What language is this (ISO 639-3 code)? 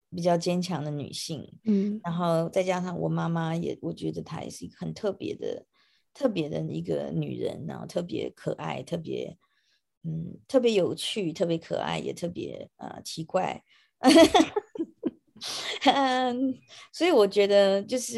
zho